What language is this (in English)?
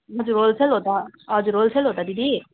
Nepali